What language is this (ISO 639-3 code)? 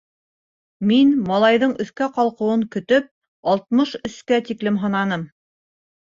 bak